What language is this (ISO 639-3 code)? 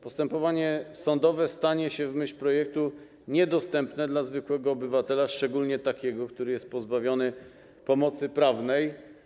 pol